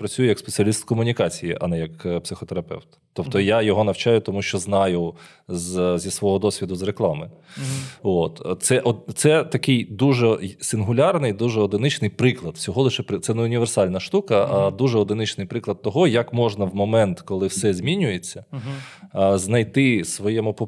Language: Ukrainian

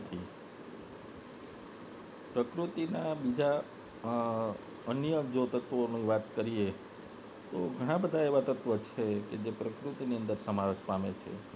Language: Gujarati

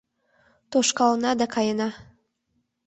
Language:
Mari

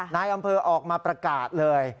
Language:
Thai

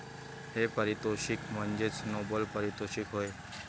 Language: Marathi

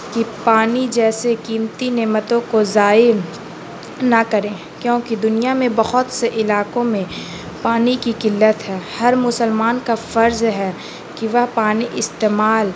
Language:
Urdu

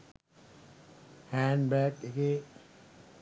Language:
Sinhala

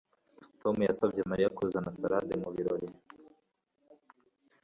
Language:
Kinyarwanda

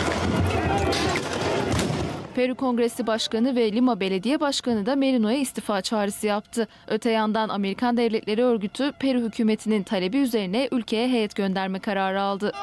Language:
Turkish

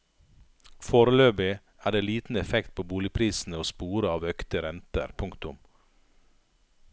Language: Norwegian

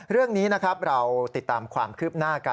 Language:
Thai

